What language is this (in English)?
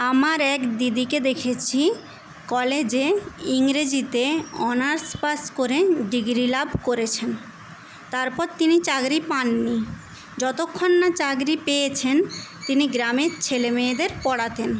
Bangla